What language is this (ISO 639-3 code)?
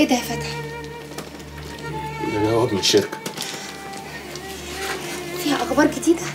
ara